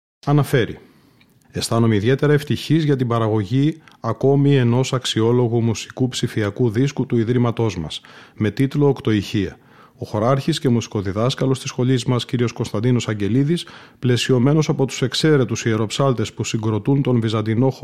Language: Greek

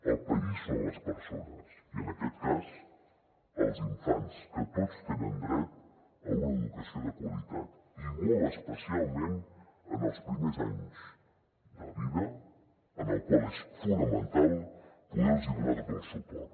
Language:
Catalan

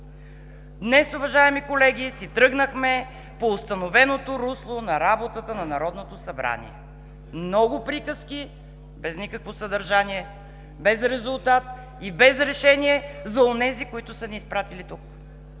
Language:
Bulgarian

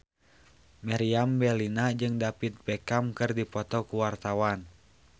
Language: Sundanese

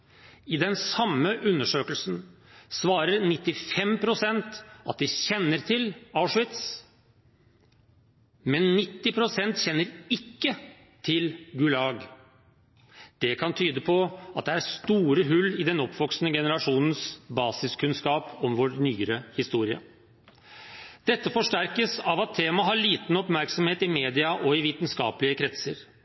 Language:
Norwegian Bokmål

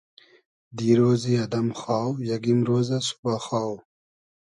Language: Hazaragi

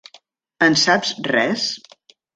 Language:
Catalan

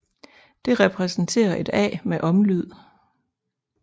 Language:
Danish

